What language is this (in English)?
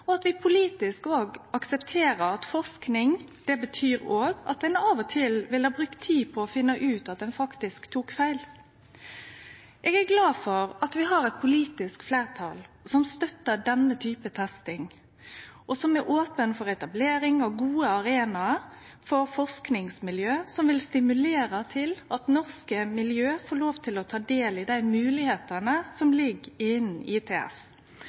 Norwegian Nynorsk